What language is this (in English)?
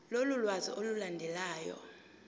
Zulu